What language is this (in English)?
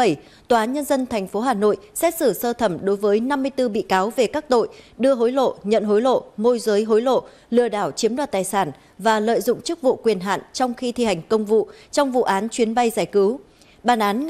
Vietnamese